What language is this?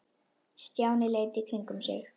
Icelandic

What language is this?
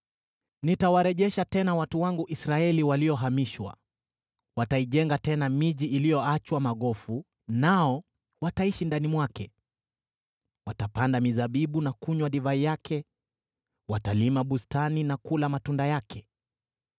Swahili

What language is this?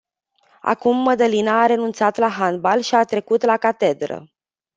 Romanian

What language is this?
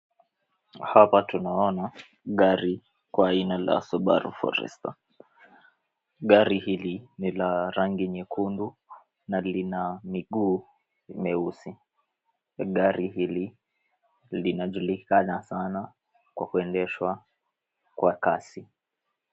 Swahili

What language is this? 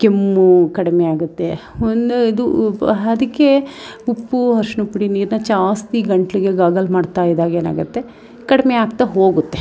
Kannada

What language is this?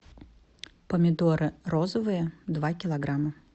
Russian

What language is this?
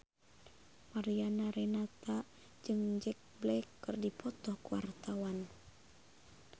Sundanese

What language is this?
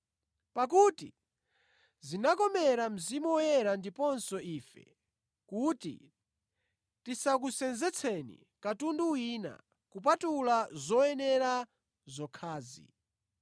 Nyanja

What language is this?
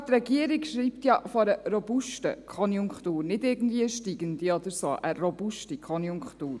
Swiss German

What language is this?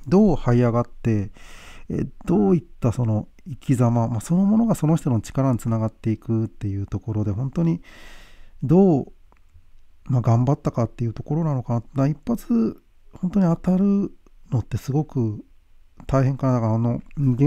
Japanese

